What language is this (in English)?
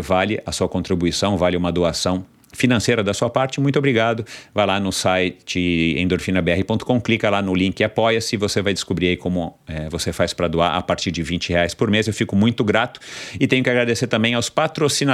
Portuguese